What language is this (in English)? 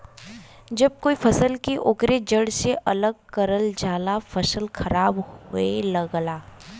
Bhojpuri